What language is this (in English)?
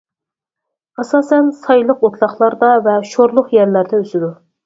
Uyghur